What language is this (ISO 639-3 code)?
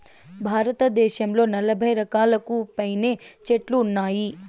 tel